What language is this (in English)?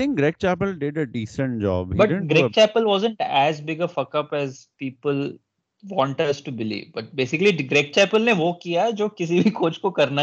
Urdu